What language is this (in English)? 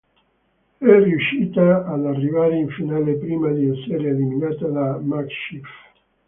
Italian